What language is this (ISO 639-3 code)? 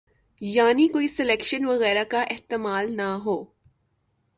urd